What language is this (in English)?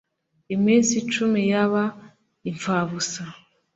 Kinyarwanda